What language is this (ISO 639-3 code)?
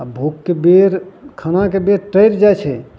mai